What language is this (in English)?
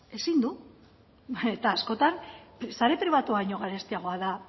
Basque